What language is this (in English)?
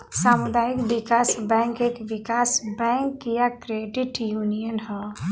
Bhojpuri